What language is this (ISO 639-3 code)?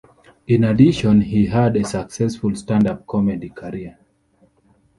eng